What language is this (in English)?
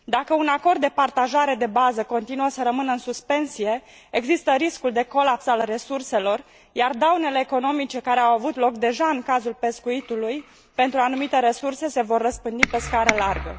Romanian